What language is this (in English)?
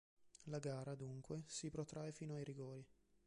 Italian